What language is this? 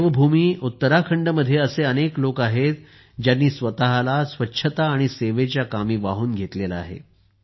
Marathi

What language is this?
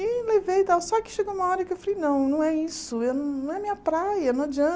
Portuguese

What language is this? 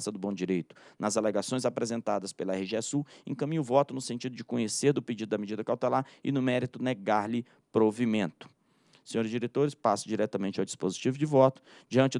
Portuguese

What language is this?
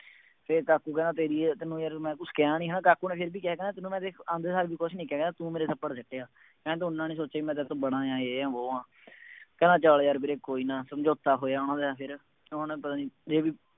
Punjabi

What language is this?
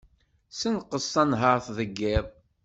Kabyle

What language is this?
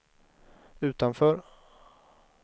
Swedish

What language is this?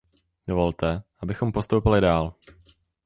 Czech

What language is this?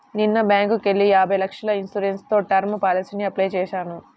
Telugu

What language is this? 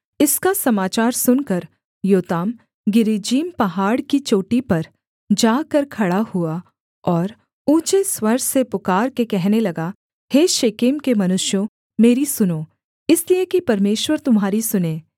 Hindi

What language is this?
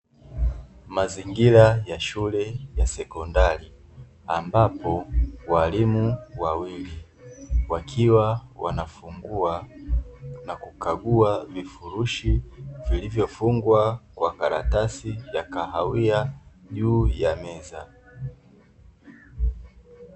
Swahili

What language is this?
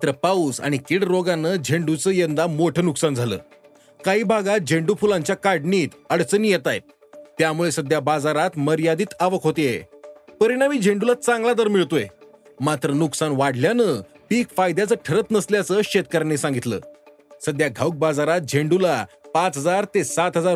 Marathi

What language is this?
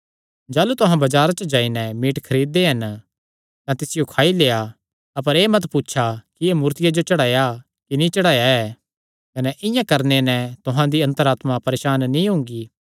Kangri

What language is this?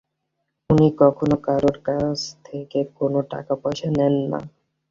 Bangla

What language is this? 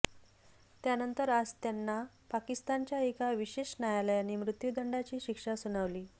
Marathi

